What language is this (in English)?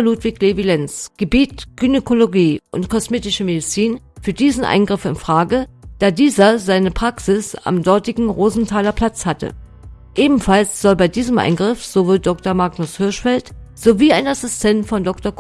German